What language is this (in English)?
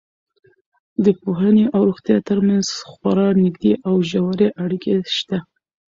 Pashto